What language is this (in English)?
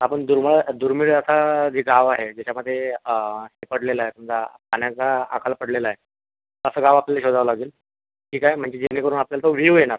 Marathi